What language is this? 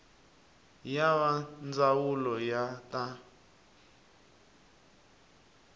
Tsonga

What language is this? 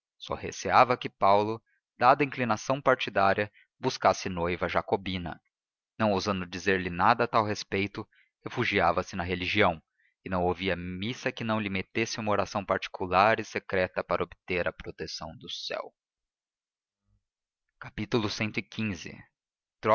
Portuguese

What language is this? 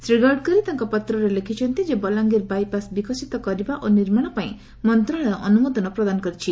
Odia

